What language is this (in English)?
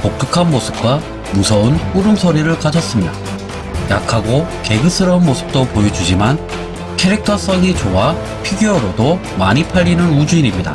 Korean